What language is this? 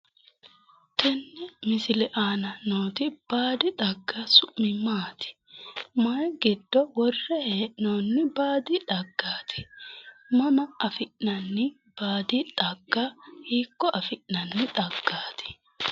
Sidamo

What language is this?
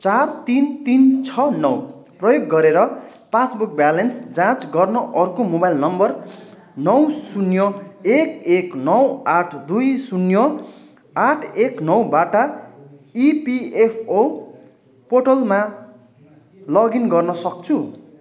Nepali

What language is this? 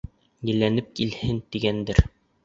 Bashkir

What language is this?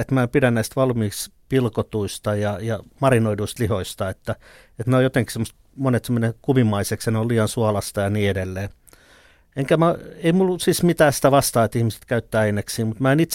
Finnish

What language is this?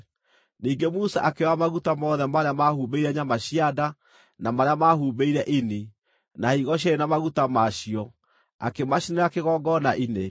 Kikuyu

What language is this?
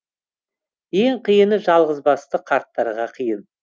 Kazakh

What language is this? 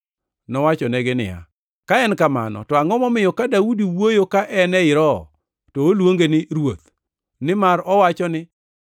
Luo (Kenya and Tanzania)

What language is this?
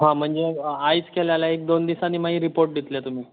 Konkani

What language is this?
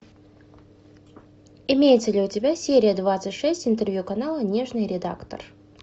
Russian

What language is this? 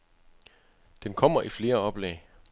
Danish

